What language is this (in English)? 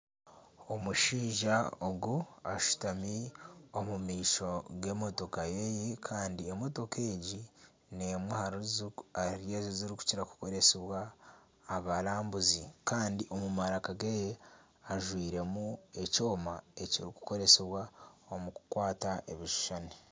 Nyankole